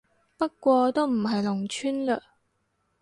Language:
Cantonese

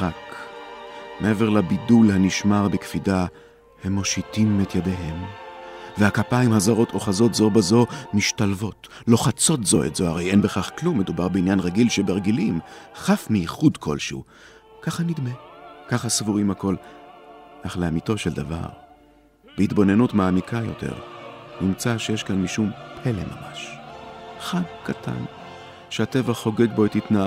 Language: Hebrew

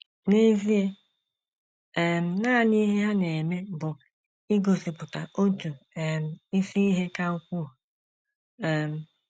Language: Igbo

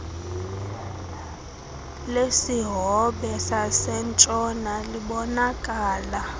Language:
Xhosa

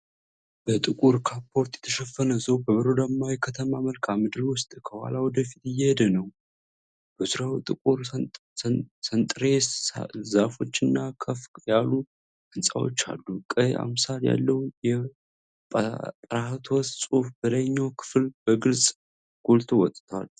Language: Amharic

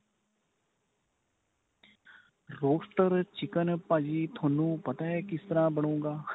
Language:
Punjabi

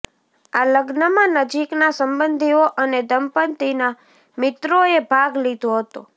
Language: Gujarati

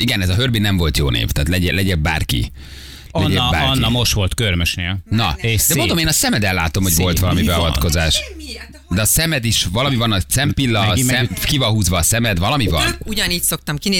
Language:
Hungarian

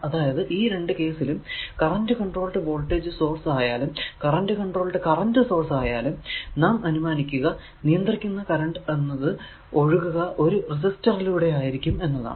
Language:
Malayalam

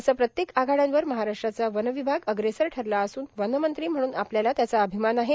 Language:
Marathi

